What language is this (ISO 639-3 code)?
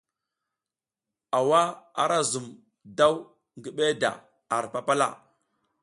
giz